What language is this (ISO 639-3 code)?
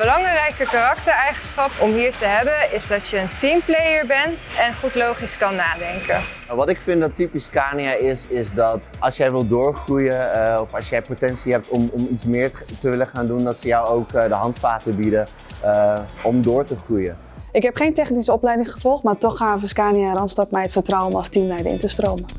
nld